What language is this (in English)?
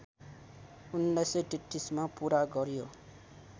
Nepali